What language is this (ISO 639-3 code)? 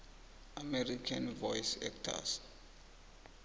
nbl